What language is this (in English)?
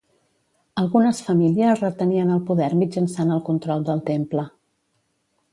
Catalan